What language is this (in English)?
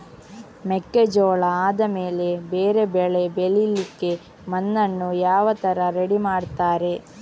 Kannada